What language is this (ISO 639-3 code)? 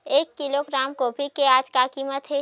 hne